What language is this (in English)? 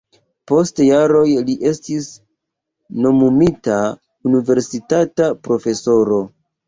Esperanto